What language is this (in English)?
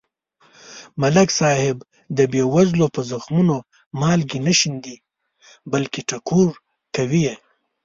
Pashto